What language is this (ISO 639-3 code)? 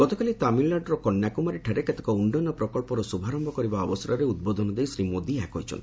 ori